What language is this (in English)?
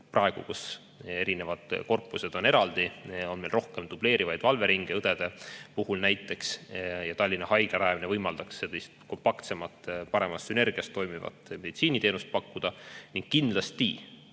Estonian